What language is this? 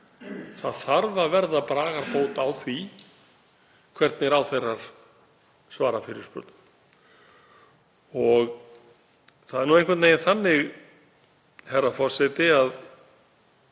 Icelandic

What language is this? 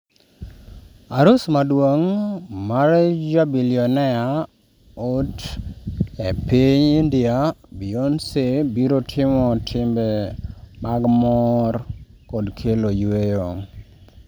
Luo (Kenya and Tanzania)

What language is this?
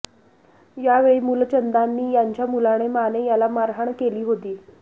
Marathi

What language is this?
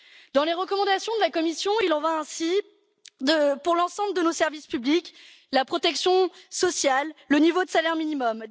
French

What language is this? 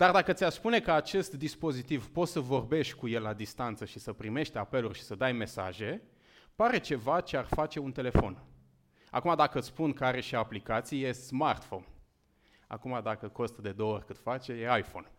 Romanian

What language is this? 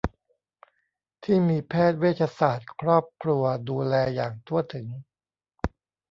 Thai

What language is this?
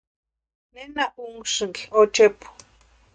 Western Highland Purepecha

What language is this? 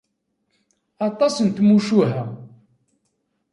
Kabyle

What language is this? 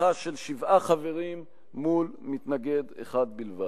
Hebrew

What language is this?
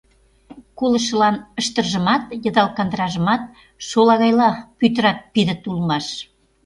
Mari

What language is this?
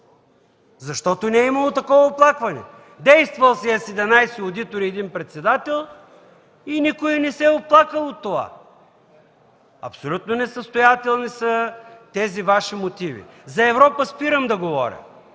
Bulgarian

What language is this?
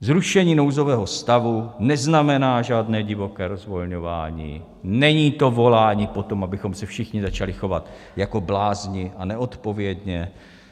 Czech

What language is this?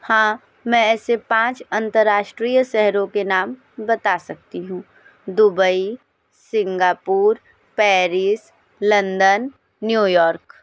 Hindi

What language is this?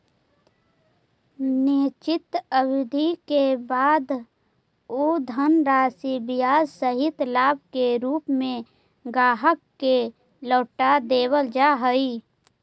Magahi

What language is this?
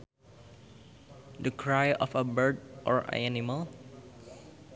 Sundanese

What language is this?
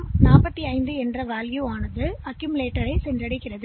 Tamil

